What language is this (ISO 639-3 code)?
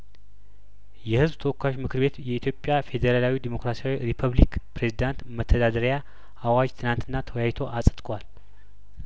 amh